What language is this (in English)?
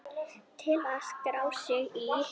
Icelandic